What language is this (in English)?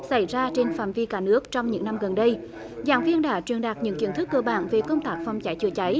Vietnamese